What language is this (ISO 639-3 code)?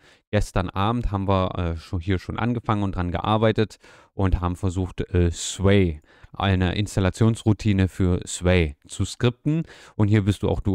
deu